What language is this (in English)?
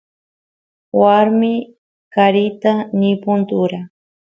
Santiago del Estero Quichua